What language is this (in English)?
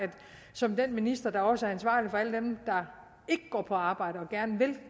Danish